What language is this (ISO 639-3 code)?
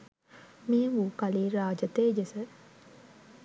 sin